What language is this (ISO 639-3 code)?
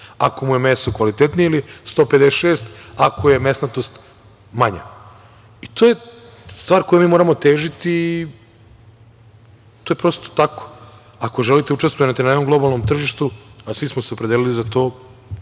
srp